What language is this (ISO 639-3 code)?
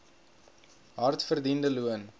afr